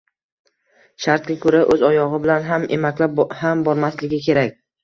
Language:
Uzbek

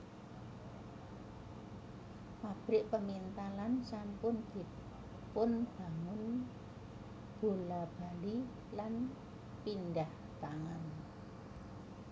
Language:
Javanese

